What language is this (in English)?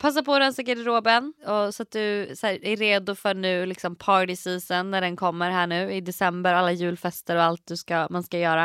Swedish